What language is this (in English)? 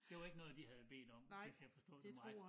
Danish